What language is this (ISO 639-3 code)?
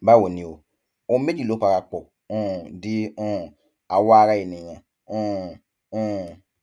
yor